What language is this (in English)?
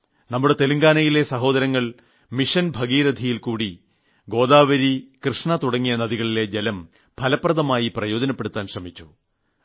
Malayalam